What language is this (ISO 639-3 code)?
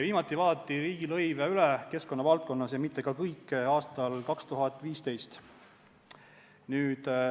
est